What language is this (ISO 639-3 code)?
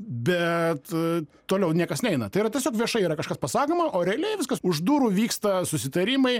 lit